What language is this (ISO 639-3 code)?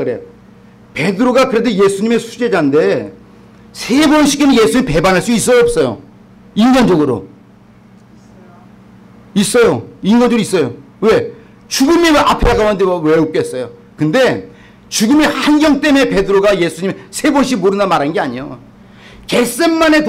kor